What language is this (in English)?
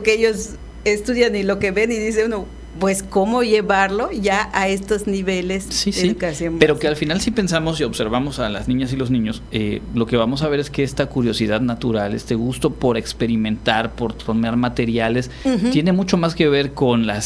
Spanish